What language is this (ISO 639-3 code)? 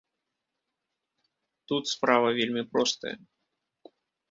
bel